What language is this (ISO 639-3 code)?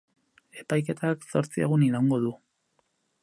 eus